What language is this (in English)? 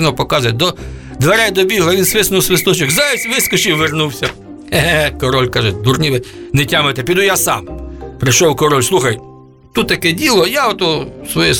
Ukrainian